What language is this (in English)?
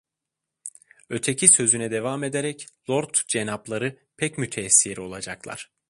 Turkish